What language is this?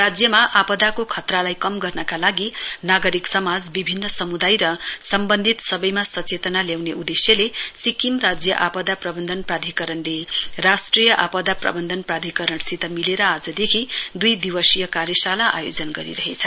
Nepali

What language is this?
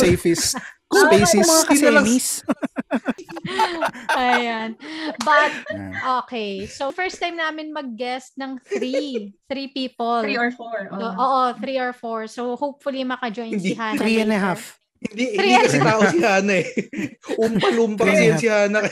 Filipino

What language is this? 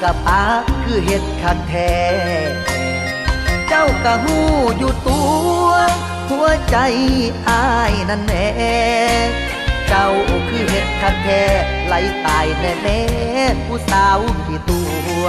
Thai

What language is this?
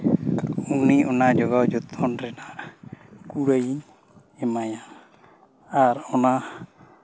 Santali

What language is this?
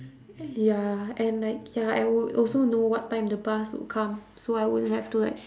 English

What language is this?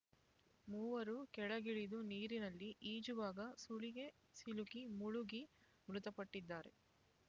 Kannada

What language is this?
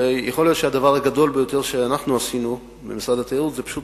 Hebrew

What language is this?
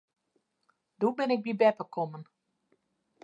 Western Frisian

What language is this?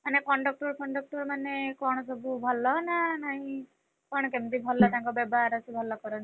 Odia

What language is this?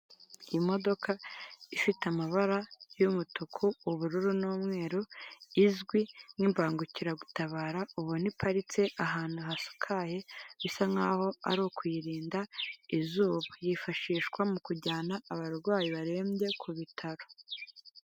Kinyarwanda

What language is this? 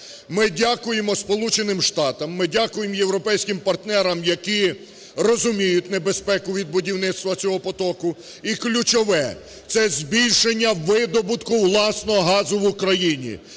Ukrainian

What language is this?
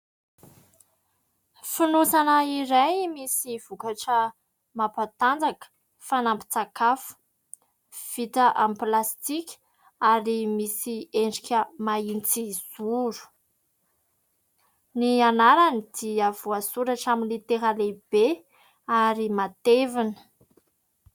Malagasy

